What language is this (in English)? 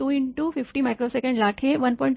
Marathi